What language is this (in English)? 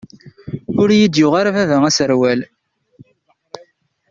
Kabyle